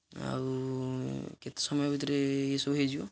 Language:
Odia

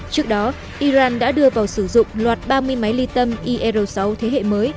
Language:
Vietnamese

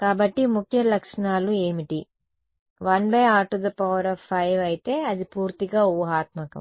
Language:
Telugu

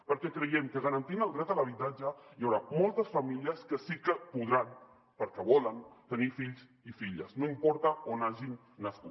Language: Catalan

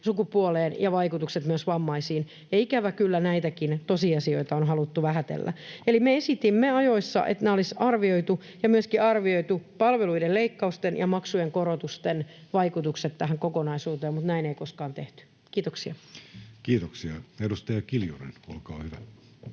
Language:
Finnish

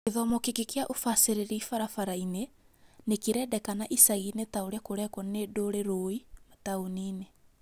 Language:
Kikuyu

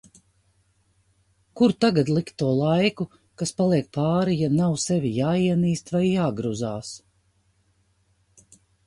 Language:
Latvian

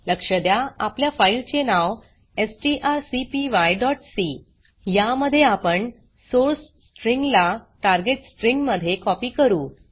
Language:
Marathi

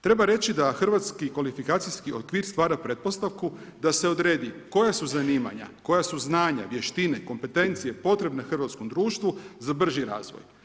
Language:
Croatian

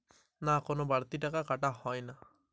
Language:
Bangla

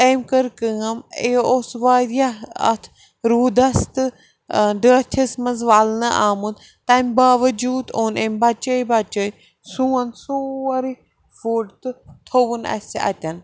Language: Kashmiri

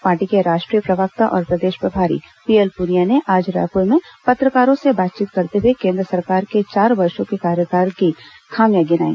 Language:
Hindi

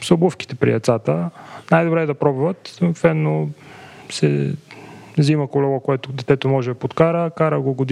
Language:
Bulgarian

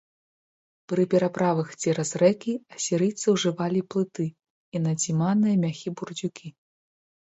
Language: Belarusian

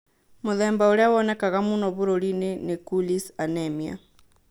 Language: Kikuyu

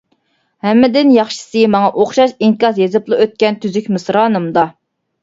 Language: Uyghur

